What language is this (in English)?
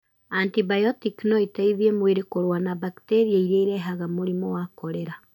Kikuyu